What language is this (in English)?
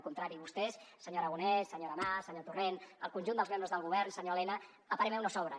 Catalan